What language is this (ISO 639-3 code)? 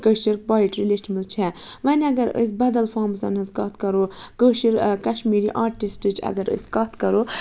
kas